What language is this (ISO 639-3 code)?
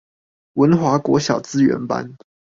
zho